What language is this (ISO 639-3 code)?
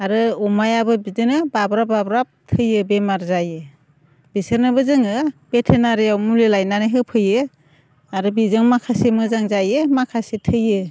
brx